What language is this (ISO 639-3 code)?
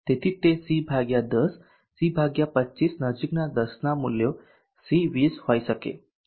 guj